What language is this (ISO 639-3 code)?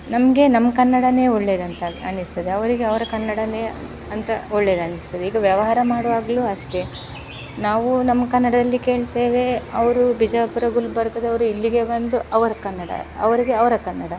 kan